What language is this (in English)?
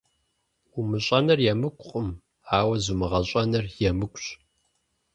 Kabardian